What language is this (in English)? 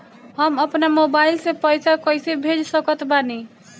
Bhojpuri